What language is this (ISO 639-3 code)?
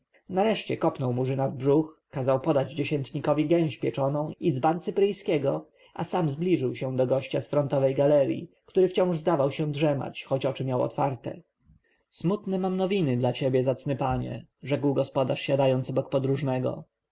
pol